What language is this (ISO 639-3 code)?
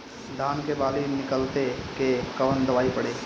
bho